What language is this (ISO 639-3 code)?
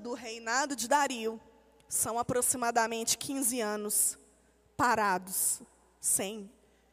por